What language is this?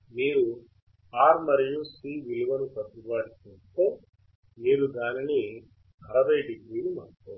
Telugu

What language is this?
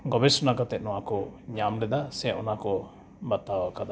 Santali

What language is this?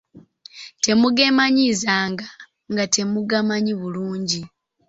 Ganda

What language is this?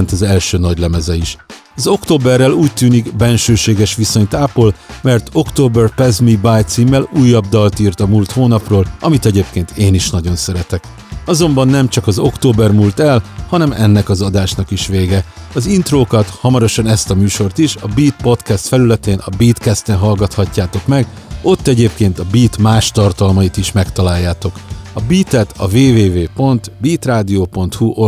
Hungarian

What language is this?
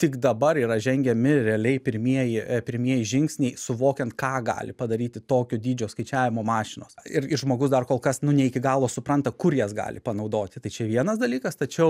Lithuanian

